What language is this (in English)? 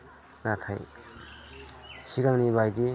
Bodo